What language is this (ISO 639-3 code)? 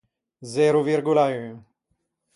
lij